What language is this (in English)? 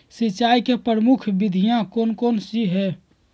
Magahi